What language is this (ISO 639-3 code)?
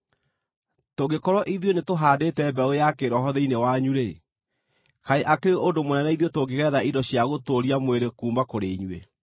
kik